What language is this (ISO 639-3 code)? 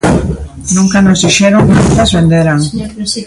glg